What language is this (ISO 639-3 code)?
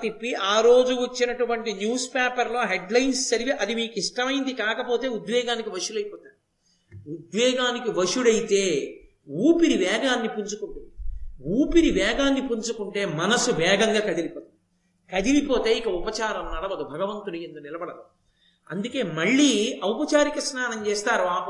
tel